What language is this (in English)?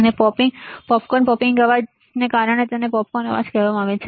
Gujarati